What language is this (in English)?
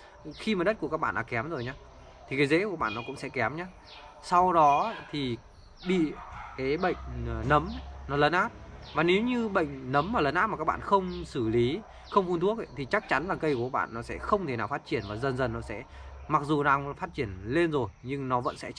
Vietnamese